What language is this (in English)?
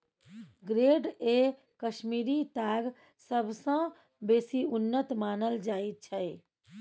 Maithili